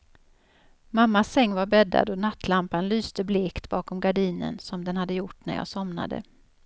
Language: Swedish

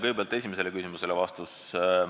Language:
Estonian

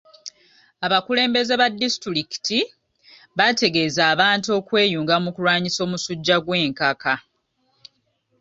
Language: Ganda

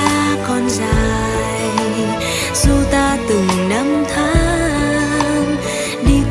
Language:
Vietnamese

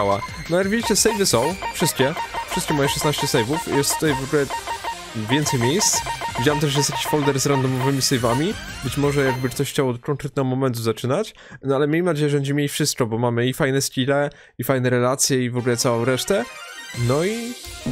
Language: Polish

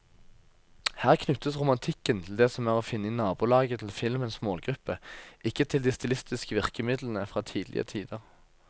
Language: Norwegian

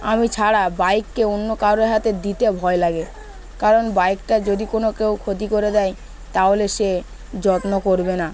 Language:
Bangla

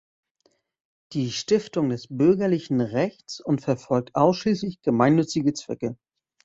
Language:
German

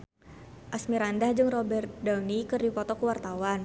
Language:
Sundanese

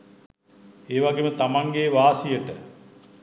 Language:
Sinhala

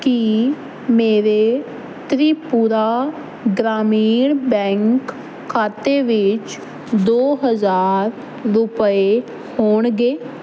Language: Punjabi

